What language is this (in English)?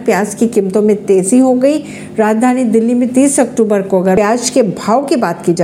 Hindi